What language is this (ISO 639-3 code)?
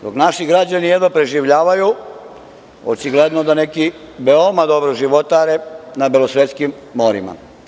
srp